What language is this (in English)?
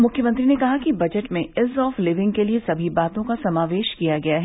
Hindi